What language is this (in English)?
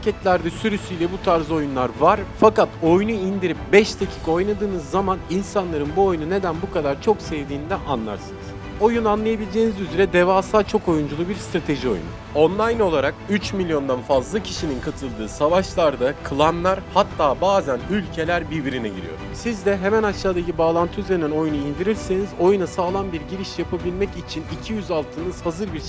Turkish